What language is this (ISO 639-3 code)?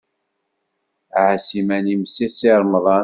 kab